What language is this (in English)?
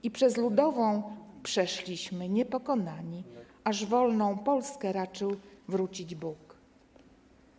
Polish